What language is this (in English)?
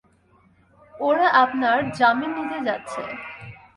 Bangla